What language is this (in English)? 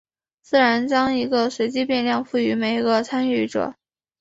Chinese